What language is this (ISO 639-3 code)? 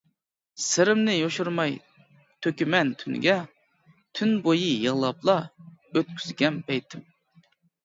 uig